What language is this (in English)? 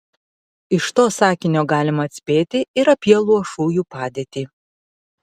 Lithuanian